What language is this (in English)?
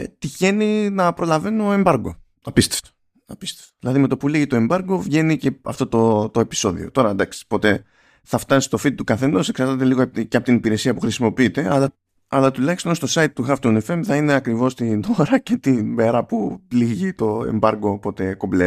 Greek